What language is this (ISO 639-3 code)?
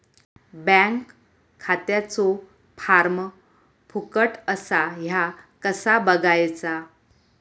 mar